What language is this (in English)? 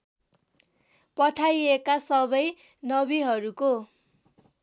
Nepali